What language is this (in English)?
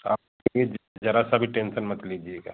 Hindi